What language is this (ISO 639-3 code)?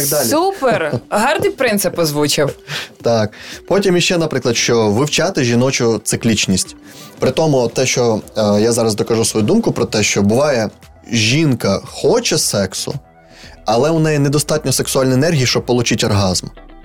ukr